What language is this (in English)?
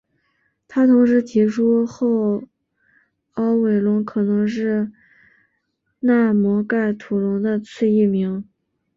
Chinese